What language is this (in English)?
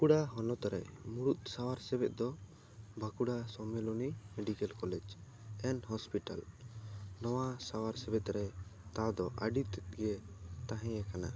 Santali